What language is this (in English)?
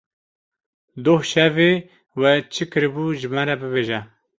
Kurdish